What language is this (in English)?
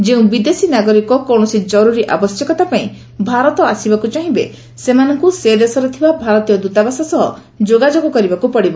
Odia